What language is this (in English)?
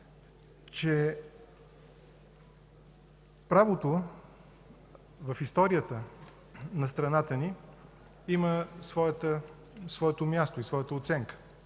Bulgarian